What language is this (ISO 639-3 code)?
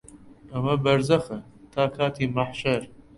ckb